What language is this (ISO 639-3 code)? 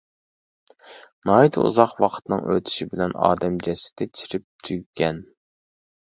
uig